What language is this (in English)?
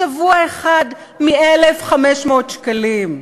Hebrew